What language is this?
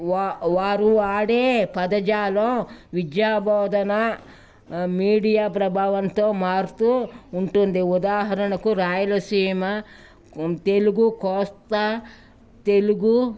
Telugu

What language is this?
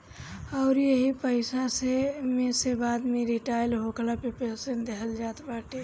Bhojpuri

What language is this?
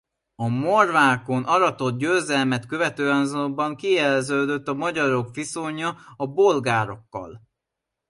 Hungarian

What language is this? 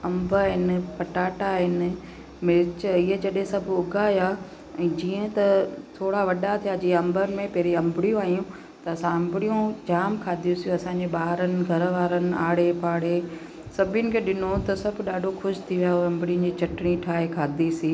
Sindhi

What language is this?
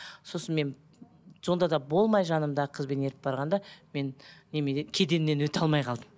Kazakh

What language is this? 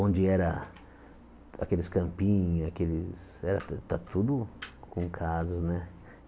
Portuguese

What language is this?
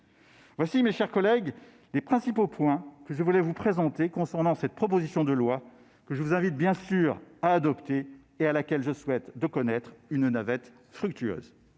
French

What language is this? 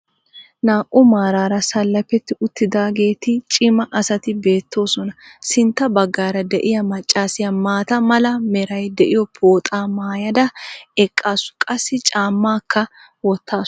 Wolaytta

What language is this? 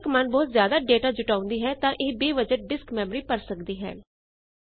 Punjabi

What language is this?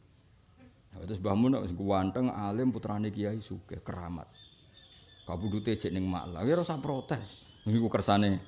Indonesian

